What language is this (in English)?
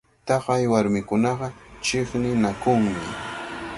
Cajatambo North Lima Quechua